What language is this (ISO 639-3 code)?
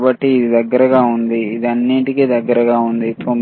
tel